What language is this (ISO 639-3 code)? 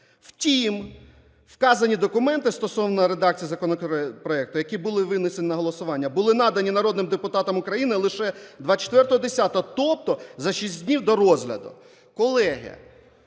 ukr